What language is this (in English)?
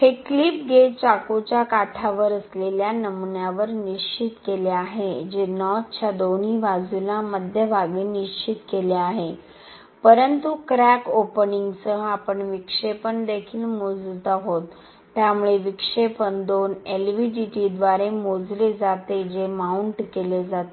Marathi